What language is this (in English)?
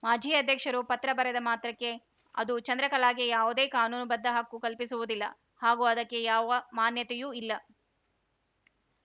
Kannada